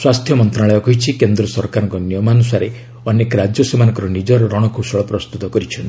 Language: Odia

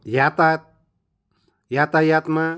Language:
Nepali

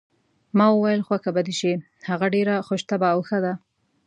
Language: Pashto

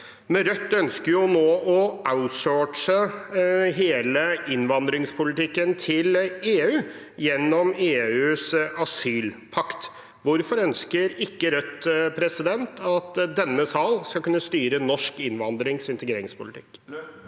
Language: Norwegian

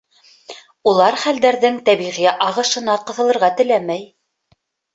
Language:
Bashkir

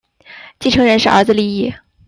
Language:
Chinese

